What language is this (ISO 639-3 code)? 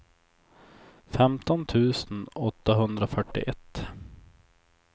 swe